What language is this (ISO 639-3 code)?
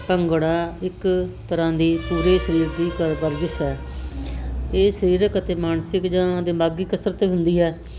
pan